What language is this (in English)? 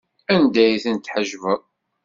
Kabyle